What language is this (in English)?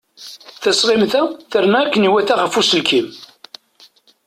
Kabyle